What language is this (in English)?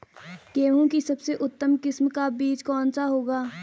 Hindi